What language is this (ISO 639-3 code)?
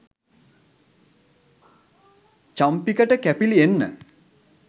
sin